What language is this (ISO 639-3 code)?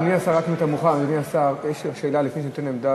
heb